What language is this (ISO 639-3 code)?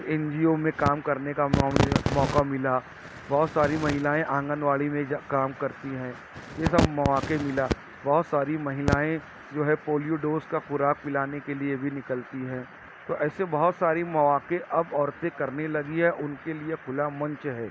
urd